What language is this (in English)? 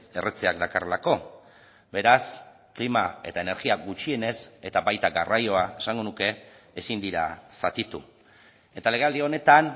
Basque